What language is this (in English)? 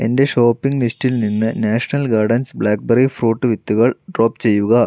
Malayalam